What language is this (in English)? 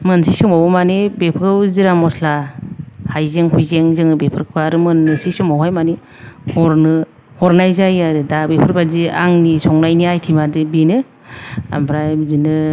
Bodo